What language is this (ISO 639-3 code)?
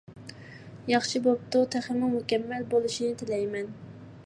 uig